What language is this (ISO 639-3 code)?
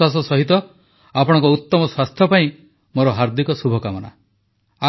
ori